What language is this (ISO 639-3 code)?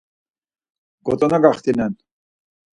lzz